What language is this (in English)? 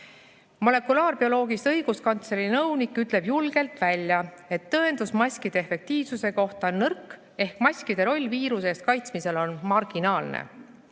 Estonian